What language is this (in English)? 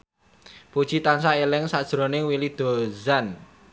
Javanese